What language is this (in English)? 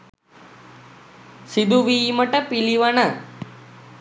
Sinhala